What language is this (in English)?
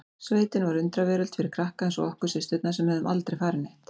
Icelandic